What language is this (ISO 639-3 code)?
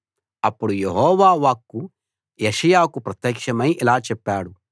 tel